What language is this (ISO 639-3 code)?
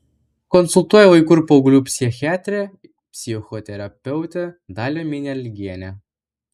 lit